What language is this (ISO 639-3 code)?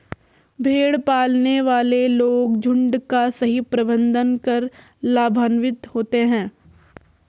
hin